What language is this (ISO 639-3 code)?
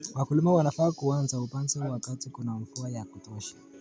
kln